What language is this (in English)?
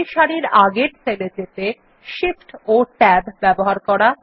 Bangla